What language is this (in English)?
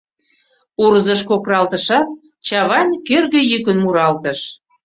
Mari